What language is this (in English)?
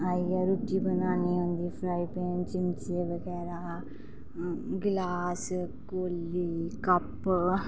Dogri